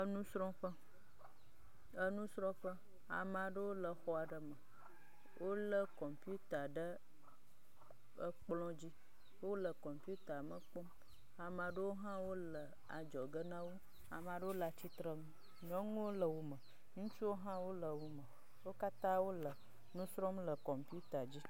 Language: Ewe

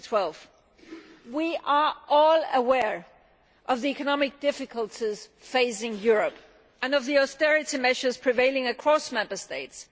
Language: English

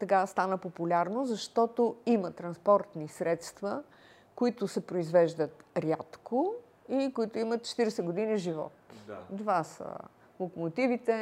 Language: Bulgarian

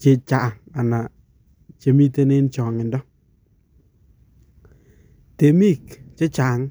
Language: Kalenjin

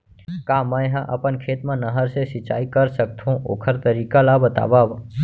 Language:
Chhattisgarhi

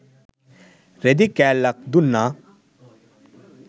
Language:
Sinhala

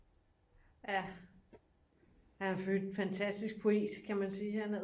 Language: Danish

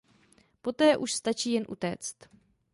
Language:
Czech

